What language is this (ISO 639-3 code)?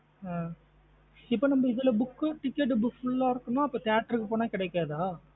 tam